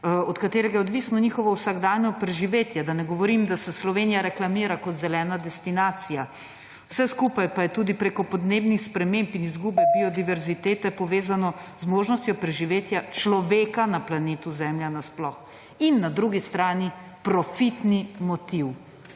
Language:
Slovenian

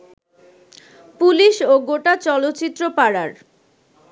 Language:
Bangla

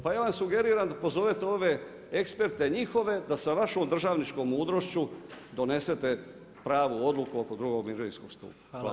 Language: Croatian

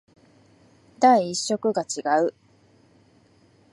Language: Japanese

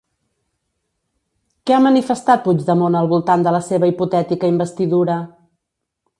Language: Catalan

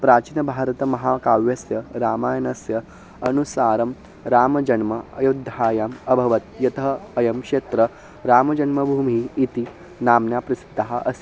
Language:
Sanskrit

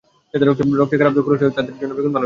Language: Bangla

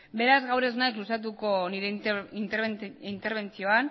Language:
Basque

